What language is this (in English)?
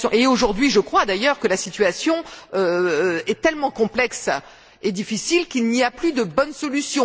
French